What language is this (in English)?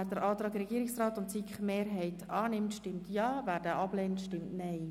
Swiss German